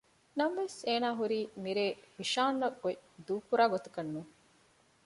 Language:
Divehi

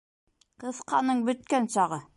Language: Bashkir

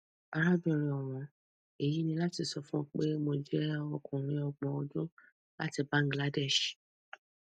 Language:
Yoruba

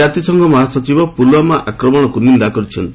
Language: Odia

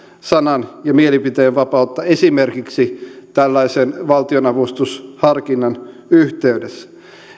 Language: Finnish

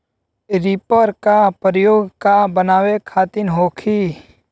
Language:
Bhojpuri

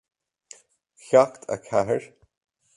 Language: Irish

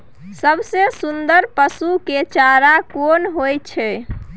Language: Maithili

